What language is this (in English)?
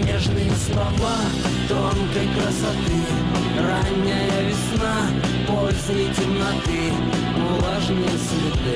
Russian